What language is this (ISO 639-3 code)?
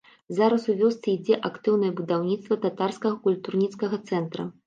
bel